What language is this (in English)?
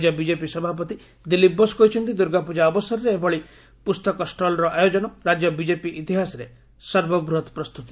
Odia